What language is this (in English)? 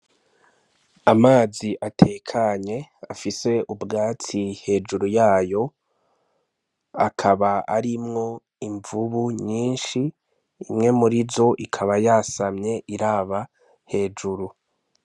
Rundi